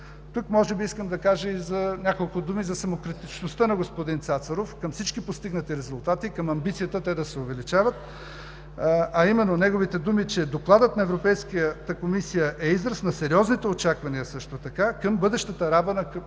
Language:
Bulgarian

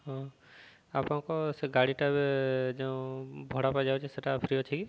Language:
Odia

